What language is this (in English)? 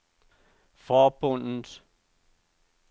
Danish